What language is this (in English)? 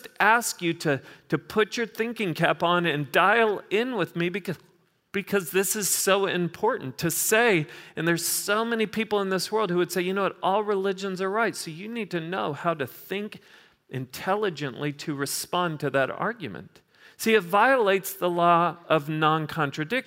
English